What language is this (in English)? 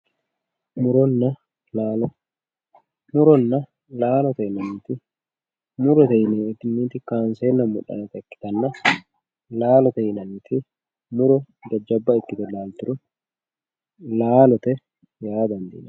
Sidamo